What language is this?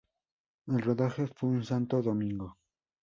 Spanish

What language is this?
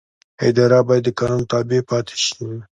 Pashto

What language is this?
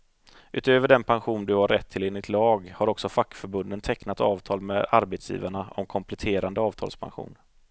Swedish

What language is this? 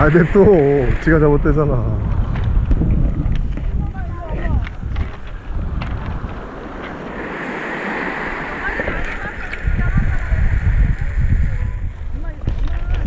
Korean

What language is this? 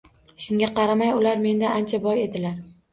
Uzbek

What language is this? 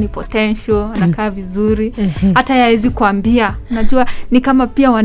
Swahili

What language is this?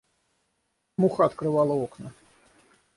Russian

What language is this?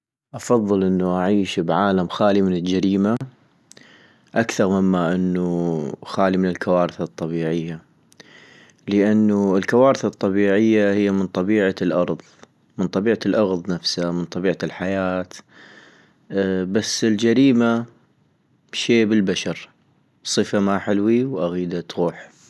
North Mesopotamian Arabic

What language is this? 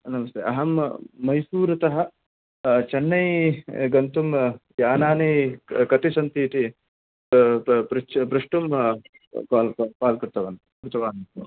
Sanskrit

